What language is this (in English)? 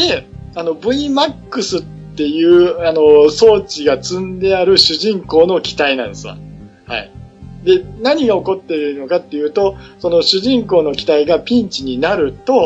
Japanese